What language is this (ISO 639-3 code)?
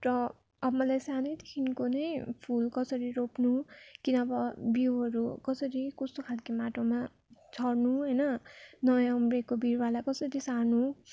nep